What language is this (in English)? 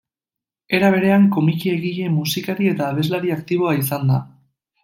Basque